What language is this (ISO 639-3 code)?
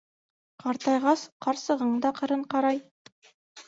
bak